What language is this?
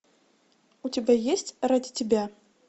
Russian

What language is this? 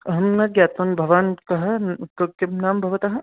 Sanskrit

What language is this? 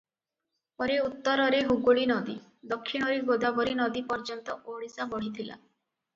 Odia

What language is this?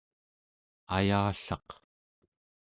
Central Yupik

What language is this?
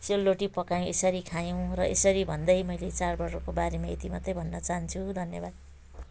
Nepali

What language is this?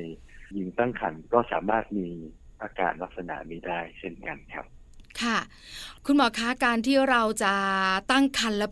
Thai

